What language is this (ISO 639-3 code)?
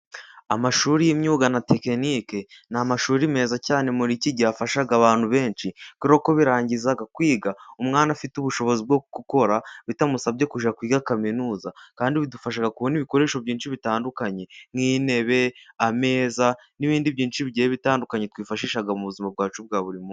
kin